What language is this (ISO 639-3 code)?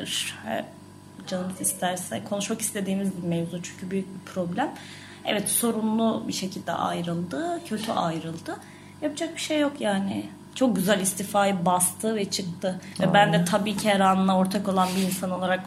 tur